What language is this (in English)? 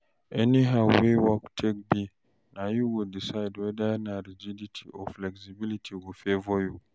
Nigerian Pidgin